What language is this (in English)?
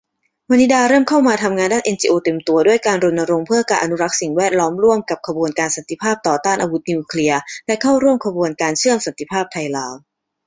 Thai